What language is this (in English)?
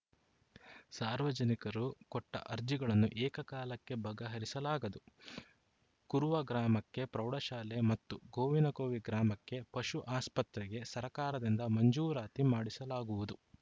Kannada